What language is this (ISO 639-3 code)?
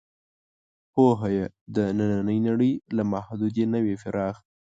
pus